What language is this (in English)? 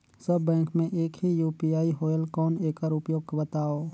Chhattisgarhi